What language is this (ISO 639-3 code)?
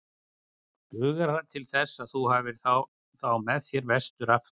isl